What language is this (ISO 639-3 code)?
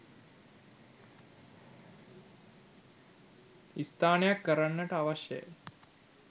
sin